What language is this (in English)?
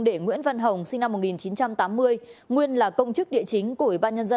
Vietnamese